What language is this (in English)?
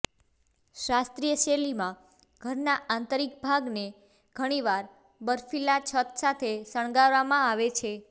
Gujarati